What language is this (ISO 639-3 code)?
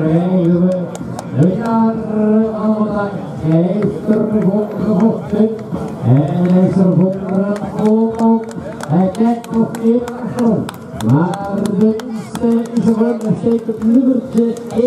nld